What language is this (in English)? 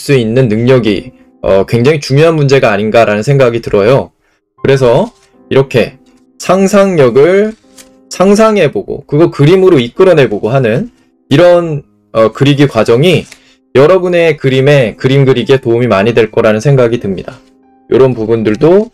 Korean